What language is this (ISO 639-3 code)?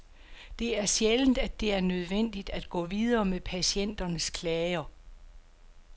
dan